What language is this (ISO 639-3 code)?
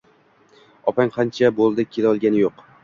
uzb